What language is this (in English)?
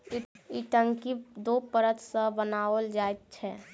Maithili